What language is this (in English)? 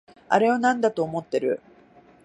Japanese